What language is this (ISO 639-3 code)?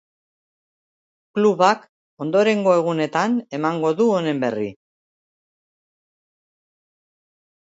eus